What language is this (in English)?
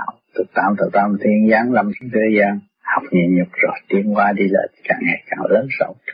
Vietnamese